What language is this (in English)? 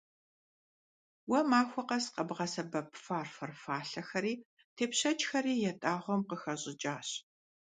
Kabardian